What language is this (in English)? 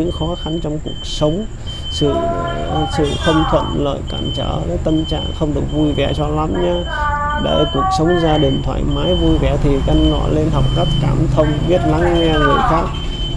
Vietnamese